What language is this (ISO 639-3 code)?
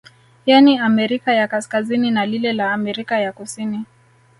swa